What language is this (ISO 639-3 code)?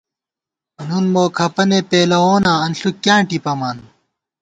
gwt